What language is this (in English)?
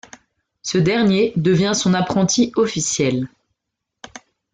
French